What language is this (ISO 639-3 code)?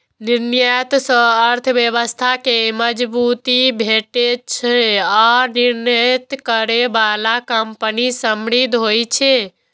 mai